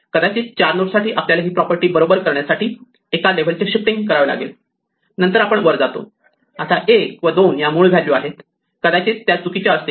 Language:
Marathi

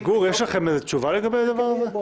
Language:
Hebrew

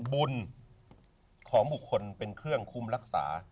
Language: Thai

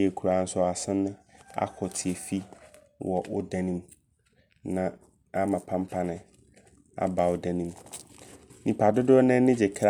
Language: Abron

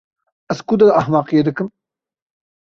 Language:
Kurdish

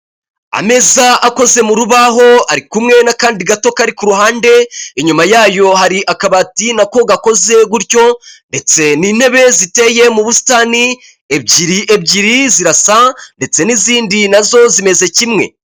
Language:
Kinyarwanda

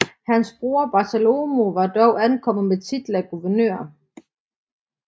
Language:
Danish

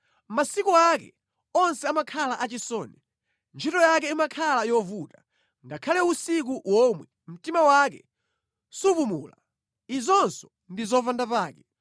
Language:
Nyanja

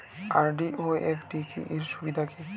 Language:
Bangla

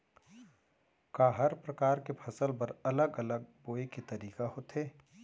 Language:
Chhattisgarhi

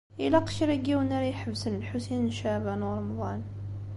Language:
Kabyle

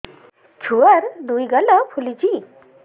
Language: Odia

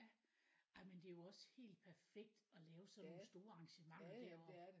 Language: Danish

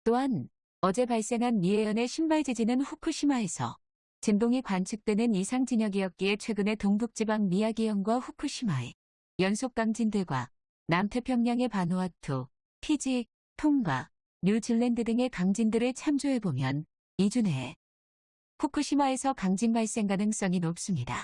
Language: Korean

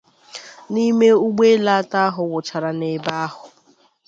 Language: Igbo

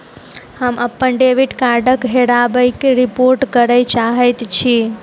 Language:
Maithili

